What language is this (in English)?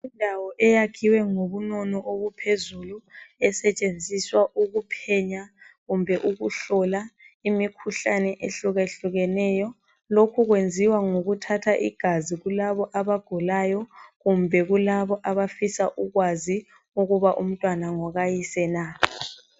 North Ndebele